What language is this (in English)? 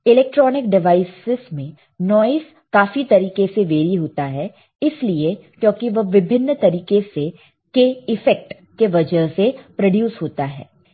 Hindi